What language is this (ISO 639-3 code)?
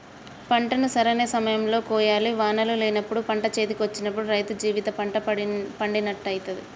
tel